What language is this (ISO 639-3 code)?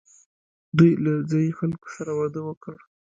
pus